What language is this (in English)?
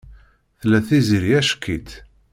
Kabyle